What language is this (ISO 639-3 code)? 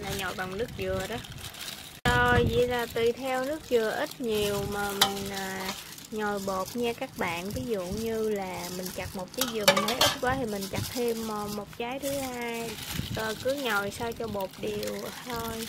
vie